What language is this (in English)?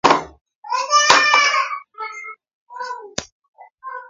Kalenjin